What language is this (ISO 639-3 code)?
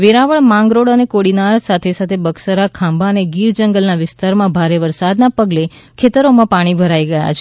guj